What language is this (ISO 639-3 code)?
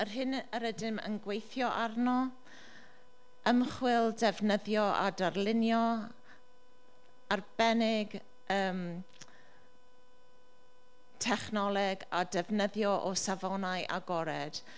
cym